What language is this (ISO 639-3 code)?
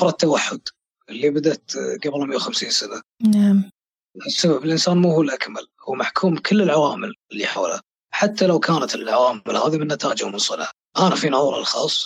ara